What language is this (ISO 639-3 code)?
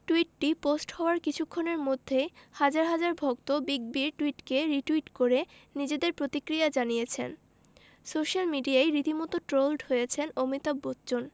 ben